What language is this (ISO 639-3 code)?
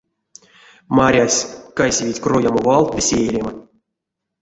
myv